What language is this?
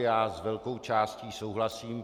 Czech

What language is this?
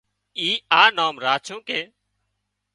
Wadiyara Koli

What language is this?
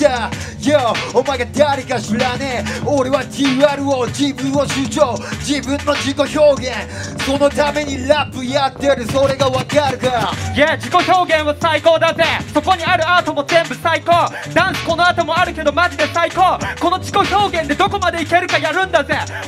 Japanese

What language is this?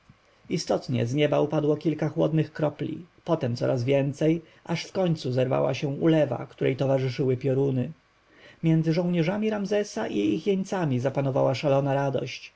Polish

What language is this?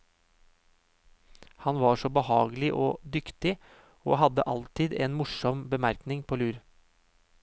Norwegian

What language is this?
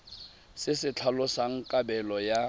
Tswana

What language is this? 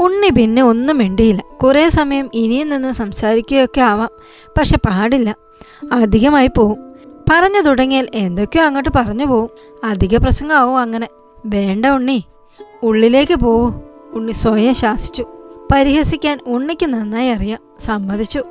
Malayalam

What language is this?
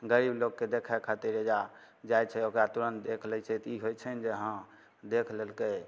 Maithili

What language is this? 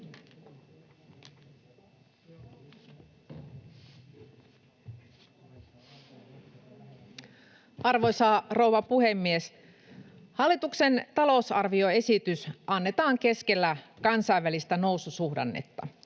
Finnish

